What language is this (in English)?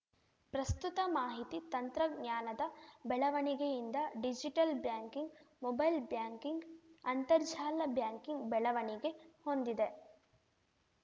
Kannada